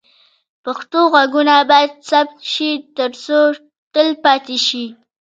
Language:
Pashto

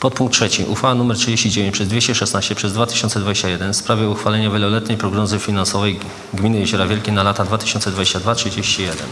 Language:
Polish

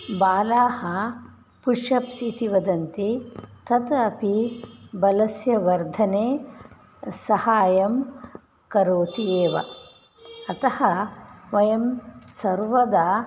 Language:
Sanskrit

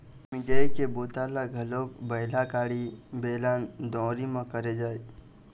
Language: Chhattisgarhi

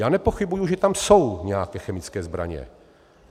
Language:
Czech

